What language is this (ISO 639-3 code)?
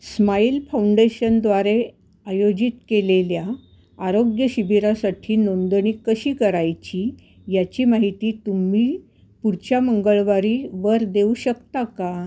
mar